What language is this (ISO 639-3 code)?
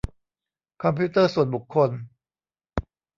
tha